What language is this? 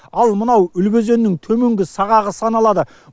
Kazakh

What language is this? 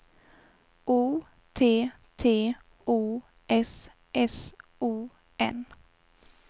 Swedish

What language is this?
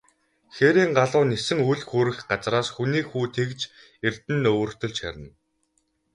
Mongolian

